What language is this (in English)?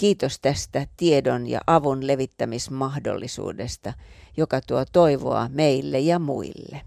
Finnish